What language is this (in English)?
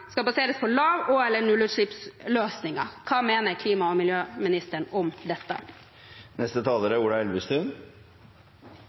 Norwegian Bokmål